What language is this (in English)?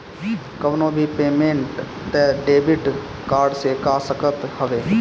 Bhojpuri